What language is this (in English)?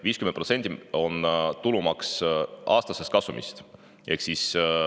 Estonian